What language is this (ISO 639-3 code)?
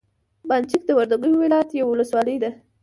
pus